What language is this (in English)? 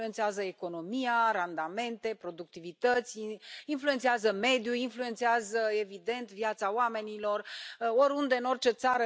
Romanian